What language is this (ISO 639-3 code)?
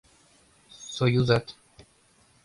chm